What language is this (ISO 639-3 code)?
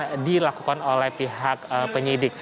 ind